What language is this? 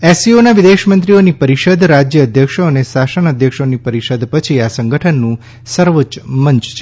Gujarati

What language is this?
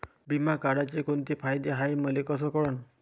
Marathi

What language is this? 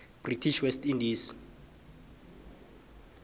South Ndebele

